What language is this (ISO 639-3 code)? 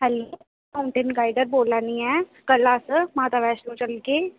doi